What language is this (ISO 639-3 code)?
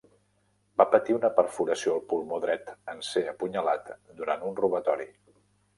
cat